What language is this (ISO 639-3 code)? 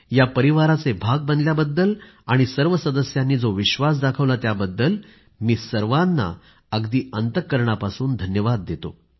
mar